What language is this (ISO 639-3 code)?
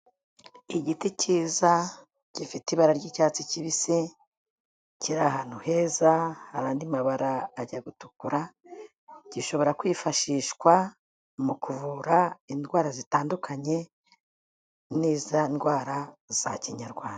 kin